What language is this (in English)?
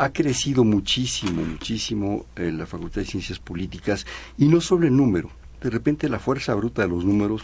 Spanish